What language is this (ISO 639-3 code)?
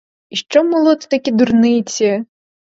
ukr